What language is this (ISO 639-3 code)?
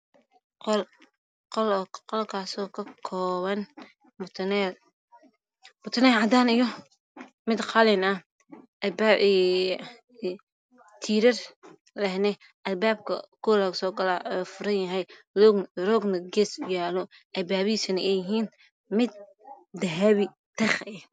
som